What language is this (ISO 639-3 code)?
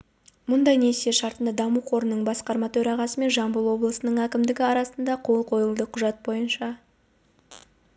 kaz